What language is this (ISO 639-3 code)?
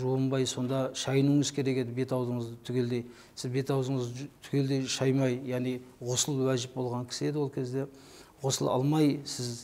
tur